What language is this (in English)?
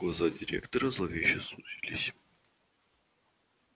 Russian